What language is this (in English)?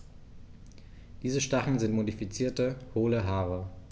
German